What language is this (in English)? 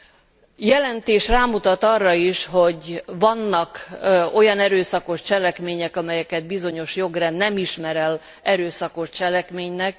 Hungarian